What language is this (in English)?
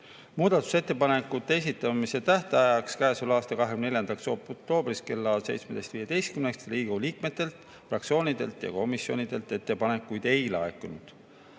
Estonian